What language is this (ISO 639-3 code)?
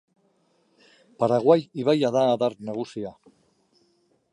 eus